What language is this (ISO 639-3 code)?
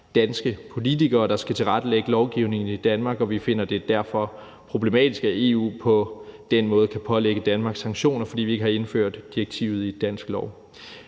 dan